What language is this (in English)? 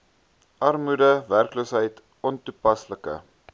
Afrikaans